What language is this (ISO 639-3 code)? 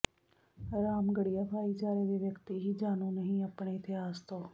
pan